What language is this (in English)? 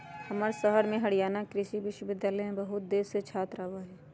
Magahi